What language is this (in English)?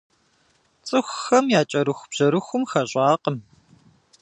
Kabardian